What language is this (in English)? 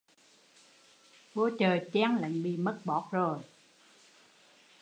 Vietnamese